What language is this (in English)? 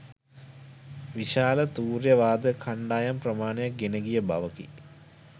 Sinhala